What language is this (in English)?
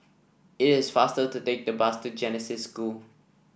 English